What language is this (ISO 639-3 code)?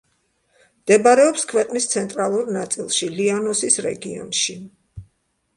kat